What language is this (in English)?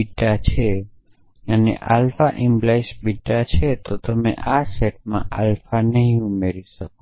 Gujarati